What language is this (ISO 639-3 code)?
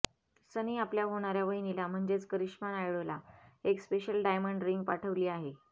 mar